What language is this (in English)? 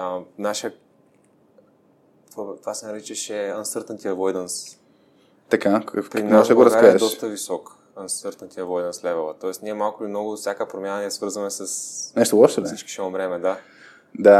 Bulgarian